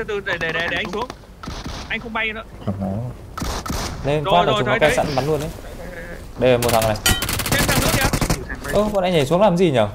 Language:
Vietnamese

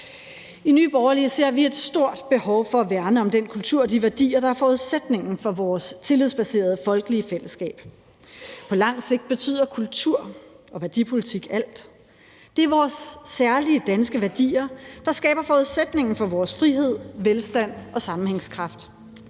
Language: Danish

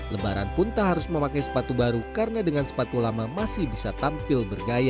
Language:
Indonesian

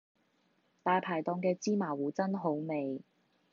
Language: Cantonese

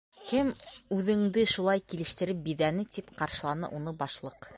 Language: Bashkir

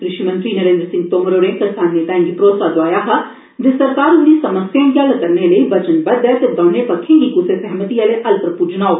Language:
Dogri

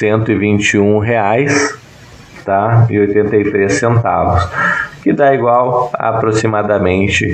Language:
Portuguese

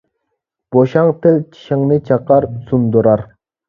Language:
Uyghur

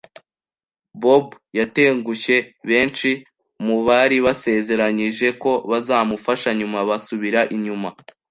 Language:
Kinyarwanda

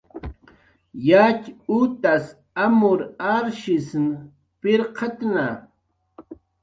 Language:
Jaqaru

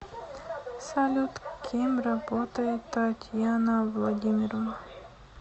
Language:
Russian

